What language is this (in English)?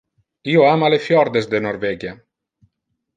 Interlingua